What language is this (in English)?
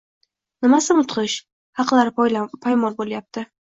Uzbek